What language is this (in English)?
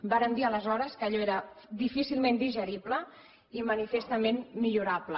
Catalan